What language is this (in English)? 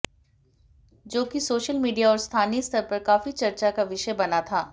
Hindi